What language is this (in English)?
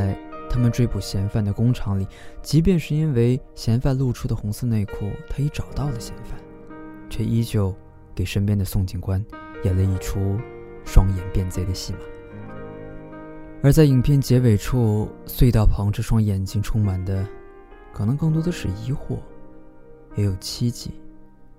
Chinese